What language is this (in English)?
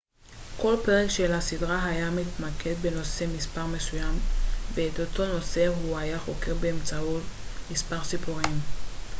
Hebrew